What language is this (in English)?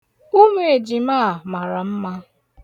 Igbo